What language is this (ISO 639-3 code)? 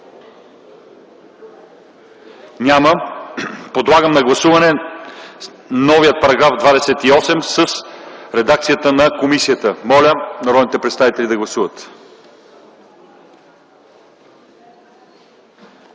bul